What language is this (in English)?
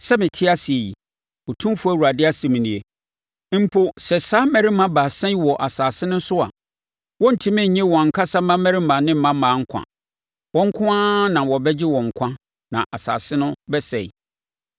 Akan